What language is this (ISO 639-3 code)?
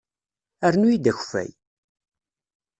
kab